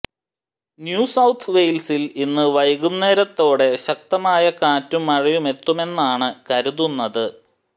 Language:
Malayalam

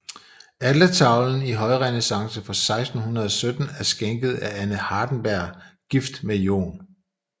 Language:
Danish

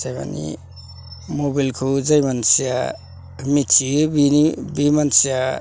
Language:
Bodo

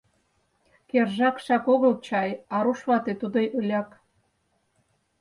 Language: Mari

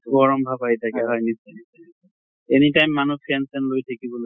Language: Assamese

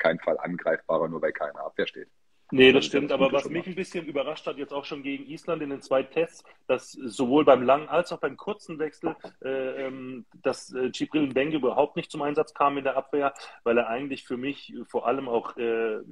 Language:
German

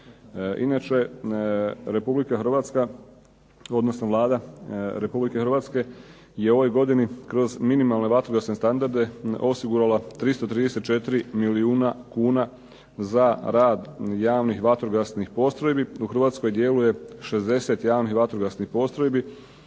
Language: Croatian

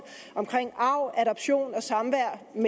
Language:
Danish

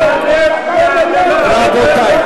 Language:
Hebrew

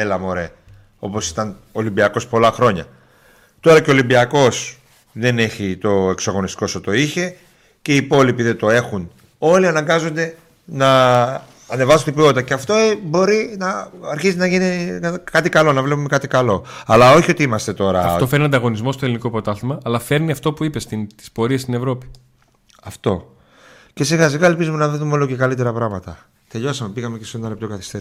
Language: Greek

